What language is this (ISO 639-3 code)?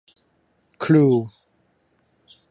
tha